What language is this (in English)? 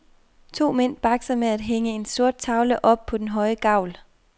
Danish